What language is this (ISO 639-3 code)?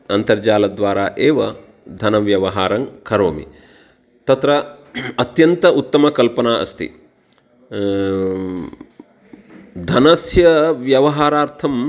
san